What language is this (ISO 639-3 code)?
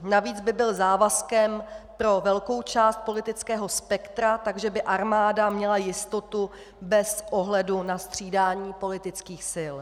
ces